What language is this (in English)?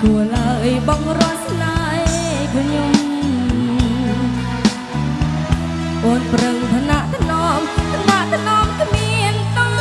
Vietnamese